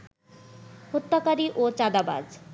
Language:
Bangla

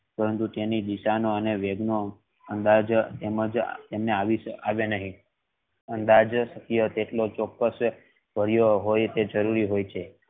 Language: Gujarati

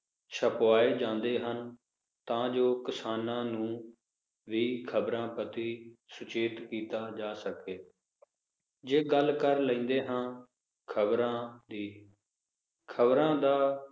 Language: Punjabi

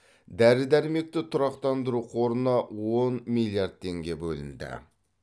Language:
Kazakh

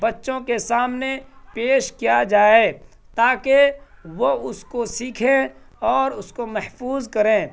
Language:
Urdu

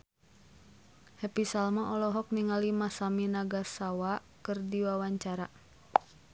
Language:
Sundanese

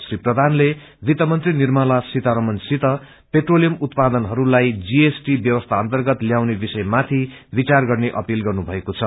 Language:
Nepali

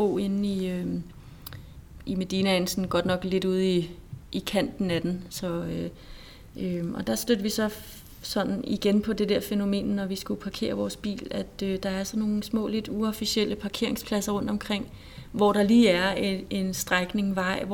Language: Danish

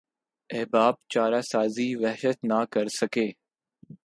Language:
Urdu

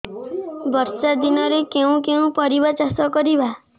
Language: Odia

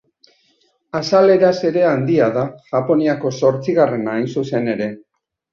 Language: Basque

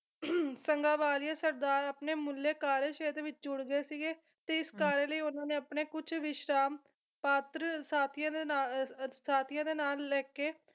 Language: Punjabi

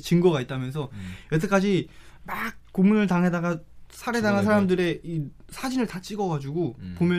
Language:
Korean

